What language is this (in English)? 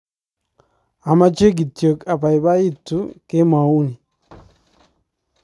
Kalenjin